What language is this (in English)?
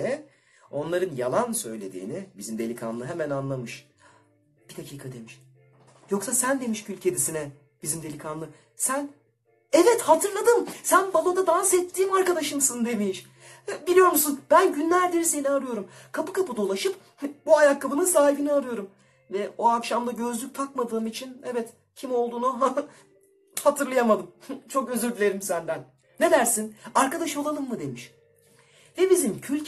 Turkish